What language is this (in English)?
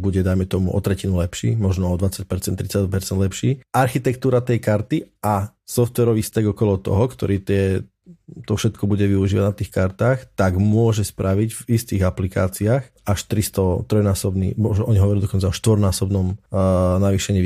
Slovak